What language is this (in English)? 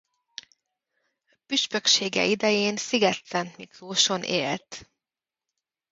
Hungarian